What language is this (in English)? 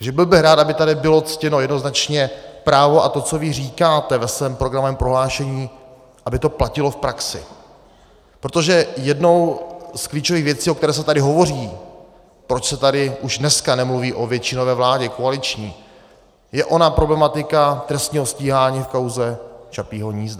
Czech